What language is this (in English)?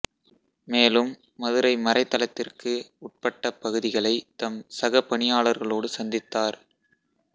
Tamil